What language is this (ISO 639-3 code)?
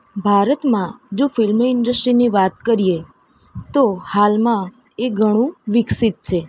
guj